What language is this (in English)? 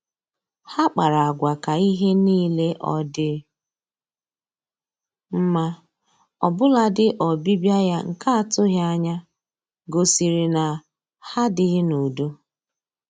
Igbo